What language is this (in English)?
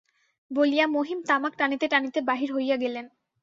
Bangla